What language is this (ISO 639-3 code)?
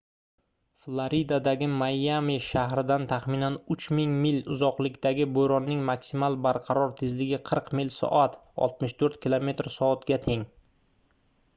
uzb